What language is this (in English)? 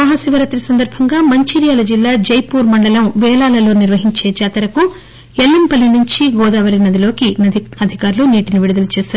Telugu